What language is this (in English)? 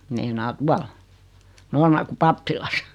Finnish